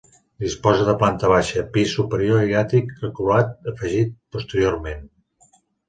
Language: Catalan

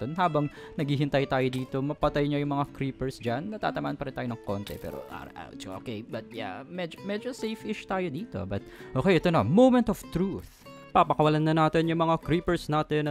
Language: Filipino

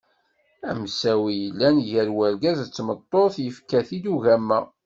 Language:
Kabyle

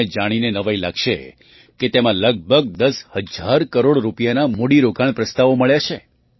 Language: Gujarati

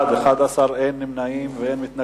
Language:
Hebrew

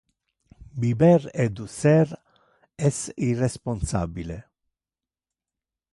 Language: Interlingua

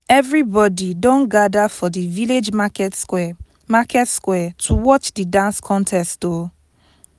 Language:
Nigerian Pidgin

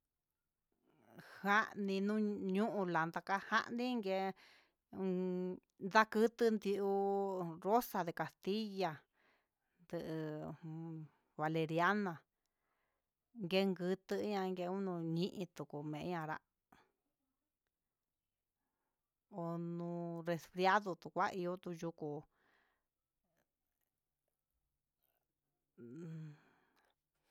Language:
Huitepec Mixtec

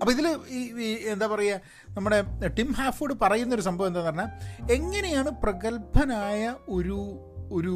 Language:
Malayalam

